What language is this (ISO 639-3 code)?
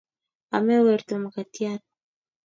kln